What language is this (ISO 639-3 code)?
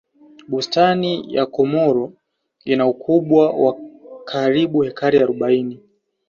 swa